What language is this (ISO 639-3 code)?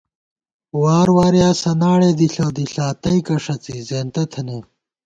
gwt